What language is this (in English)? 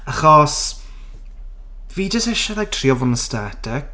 Welsh